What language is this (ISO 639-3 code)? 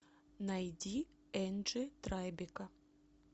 rus